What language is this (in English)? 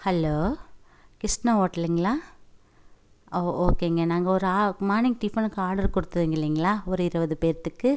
Tamil